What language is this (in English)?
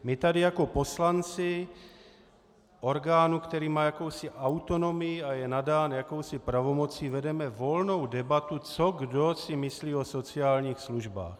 Czech